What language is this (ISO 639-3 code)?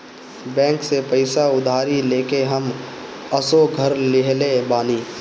bho